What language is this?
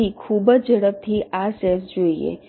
Gujarati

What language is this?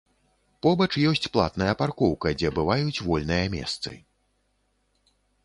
Belarusian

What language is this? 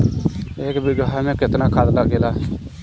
Bhojpuri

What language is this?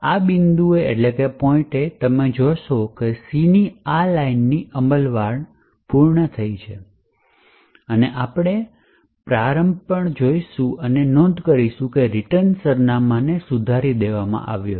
Gujarati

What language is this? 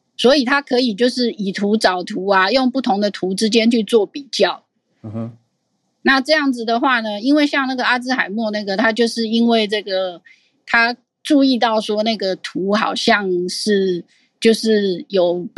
Chinese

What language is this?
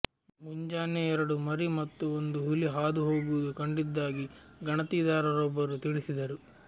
Kannada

